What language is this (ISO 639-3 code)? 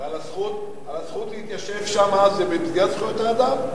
heb